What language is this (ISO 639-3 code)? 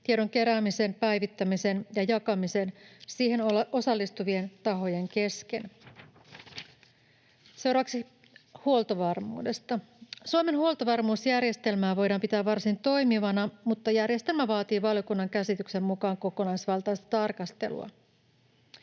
fin